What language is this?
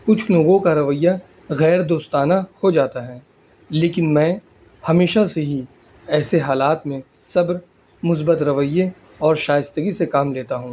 Urdu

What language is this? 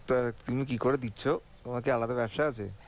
Bangla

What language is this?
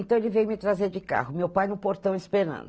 Portuguese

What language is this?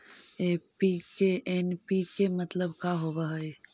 Magahi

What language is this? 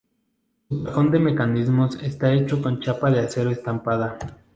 Spanish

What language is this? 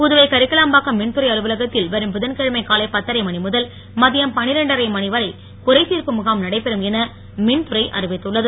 Tamil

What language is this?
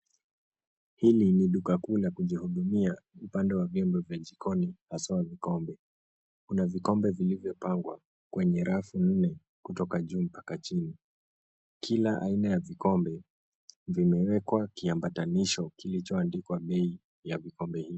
Swahili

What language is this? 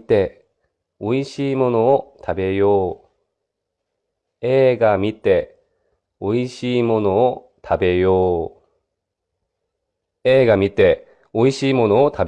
Japanese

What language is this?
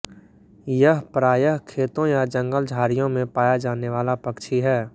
Hindi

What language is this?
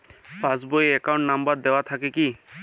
Bangla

